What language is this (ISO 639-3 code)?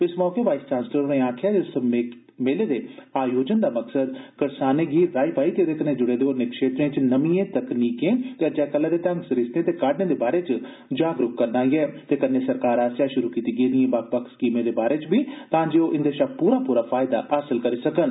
doi